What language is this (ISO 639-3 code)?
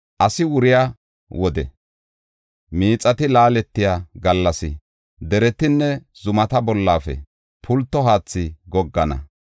gof